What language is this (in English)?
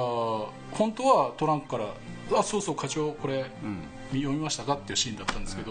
Japanese